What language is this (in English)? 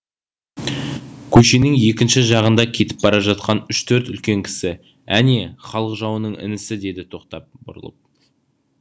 Kazakh